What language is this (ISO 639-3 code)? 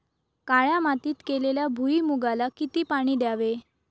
mar